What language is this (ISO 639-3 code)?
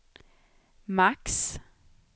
swe